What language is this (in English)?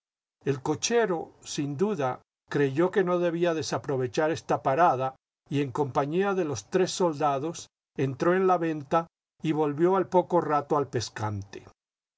Spanish